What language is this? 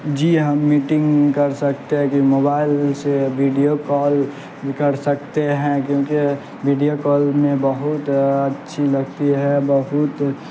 Urdu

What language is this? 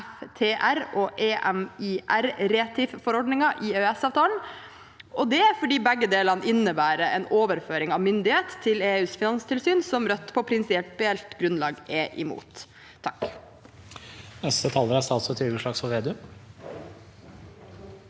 Norwegian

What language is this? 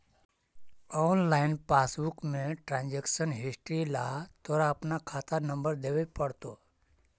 Magahi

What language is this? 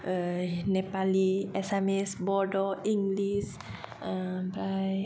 Bodo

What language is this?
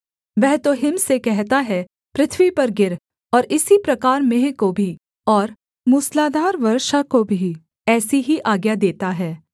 Hindi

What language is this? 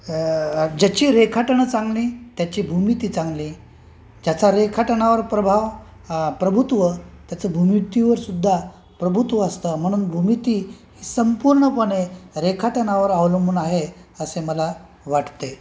Marathi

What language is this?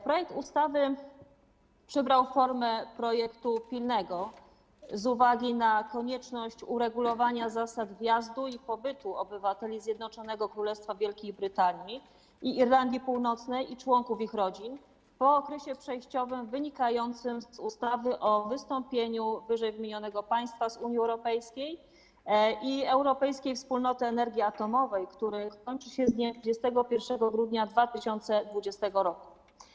Polish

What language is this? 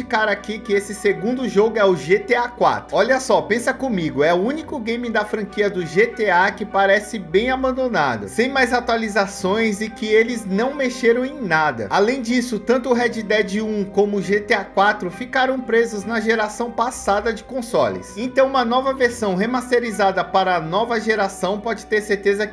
Portuguese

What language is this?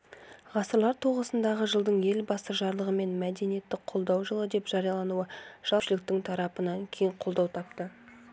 Kazakh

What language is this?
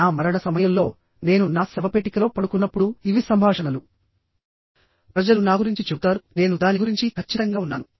Telugu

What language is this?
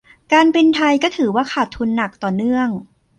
Thai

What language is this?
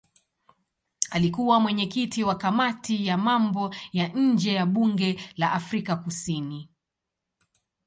Swahili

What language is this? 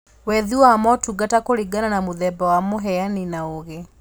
Kikuyu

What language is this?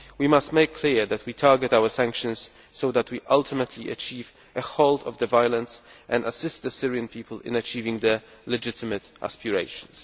English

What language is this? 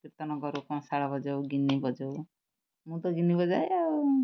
Odia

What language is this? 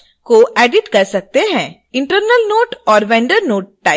Hindi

